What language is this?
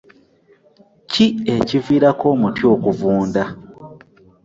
Ganda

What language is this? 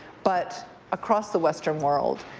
English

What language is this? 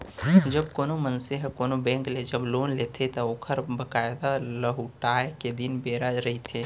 Chhattisgarhi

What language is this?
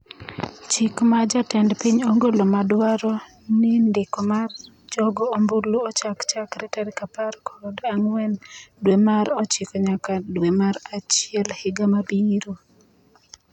Luo (Kenya and Tanzania)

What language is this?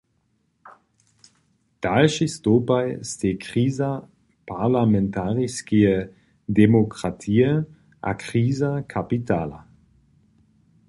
Upper Sorbian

